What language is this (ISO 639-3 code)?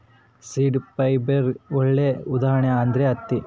kan